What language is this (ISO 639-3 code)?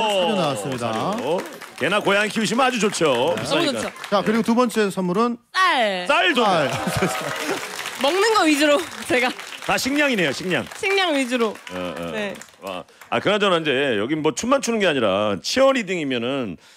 kor